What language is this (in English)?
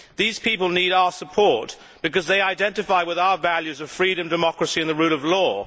English